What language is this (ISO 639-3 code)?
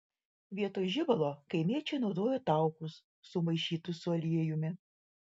lit